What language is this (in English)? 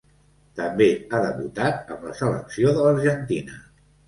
Catalan